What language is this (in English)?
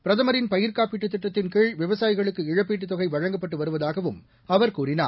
Tamil